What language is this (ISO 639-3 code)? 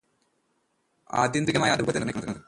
mal